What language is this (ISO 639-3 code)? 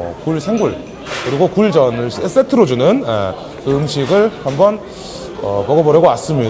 kor